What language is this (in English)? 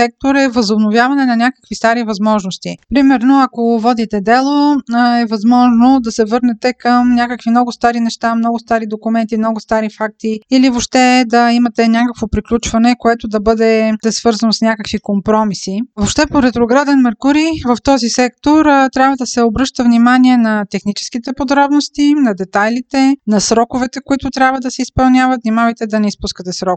Bulgarian